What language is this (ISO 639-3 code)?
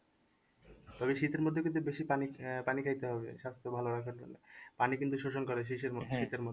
ben